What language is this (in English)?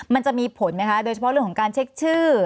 Thai